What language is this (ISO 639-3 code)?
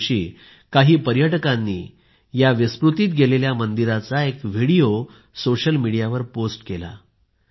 mar